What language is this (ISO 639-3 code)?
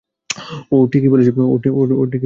ben